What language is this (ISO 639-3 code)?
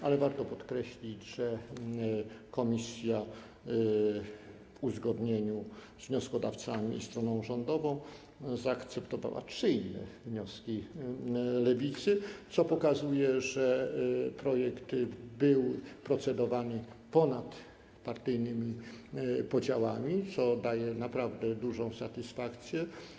pol